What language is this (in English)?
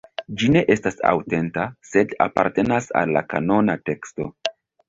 Esperanto